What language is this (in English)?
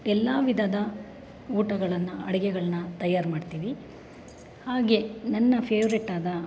Kannada